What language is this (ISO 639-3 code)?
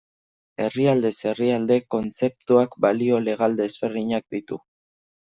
eus